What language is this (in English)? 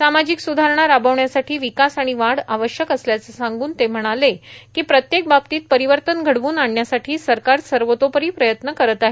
Marathi